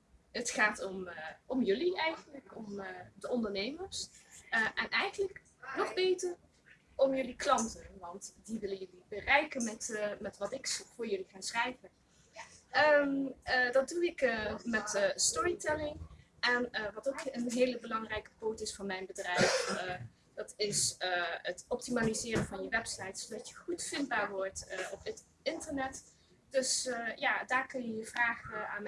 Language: Dutch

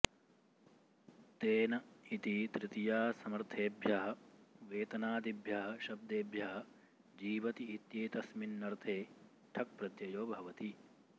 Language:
Sanskrit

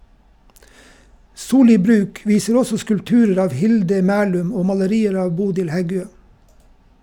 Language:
Norwegian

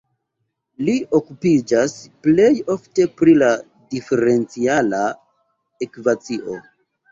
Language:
Esperanto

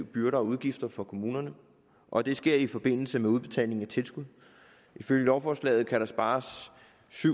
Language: Danish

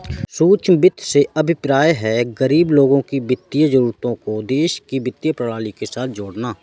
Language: Hindi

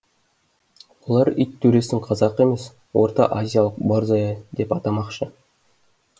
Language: Kazakh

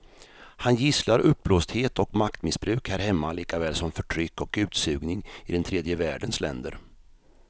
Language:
Swedish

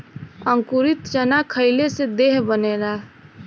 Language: Bhojpuri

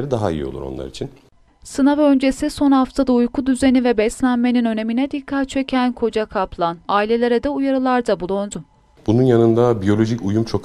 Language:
Turkish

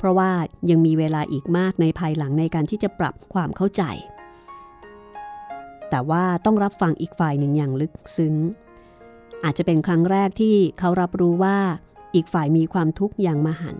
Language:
Thai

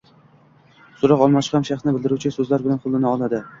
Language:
Uzbek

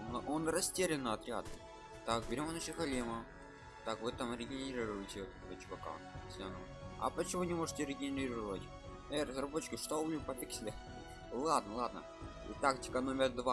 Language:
Russian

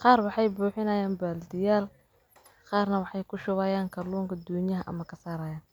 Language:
Somali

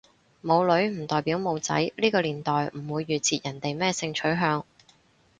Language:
Cantonese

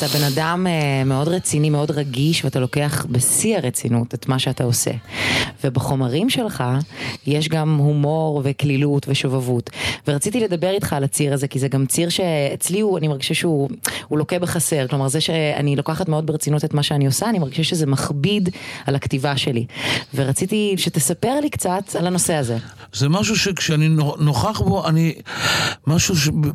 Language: Hebrew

